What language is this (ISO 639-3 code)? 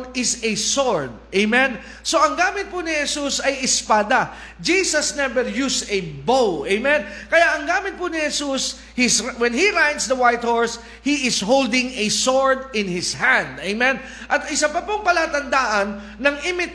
fil